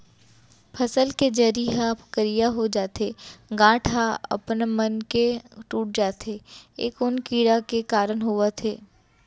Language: Chhattisgarhi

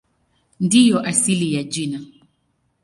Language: Swahili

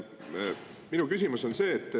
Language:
Estonian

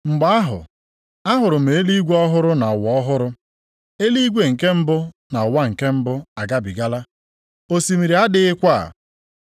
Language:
Igbo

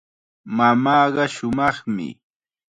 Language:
Chiquián Ancash Quechua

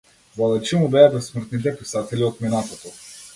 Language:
Macedonian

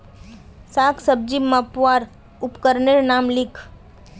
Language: Magahi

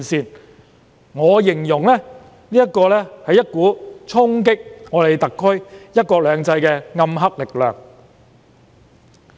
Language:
Cantonese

